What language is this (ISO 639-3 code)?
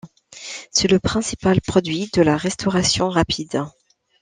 fra